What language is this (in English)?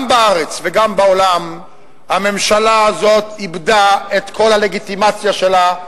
Hebrew